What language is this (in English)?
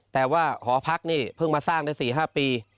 Thai